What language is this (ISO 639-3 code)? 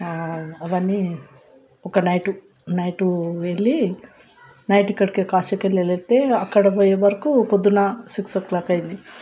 tel